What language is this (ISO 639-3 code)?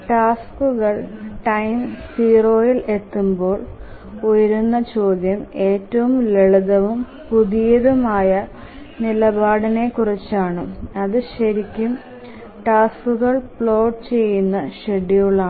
mal